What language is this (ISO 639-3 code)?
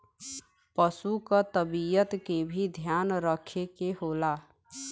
bho